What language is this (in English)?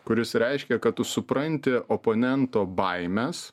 Lithuanian